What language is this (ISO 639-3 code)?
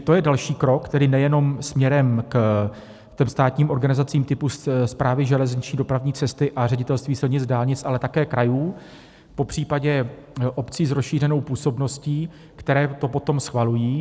ces